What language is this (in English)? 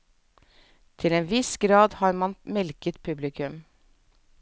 Norwegian